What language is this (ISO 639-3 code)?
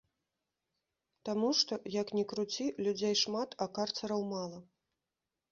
bel